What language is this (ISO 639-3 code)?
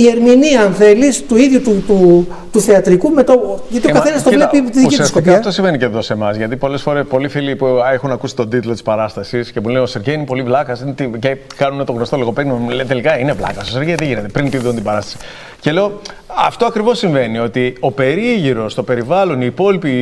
ell